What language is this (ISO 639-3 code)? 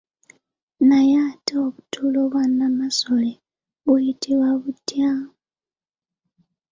lug